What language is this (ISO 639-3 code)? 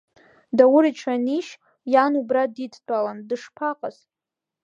abk